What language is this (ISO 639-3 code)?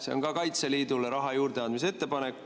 est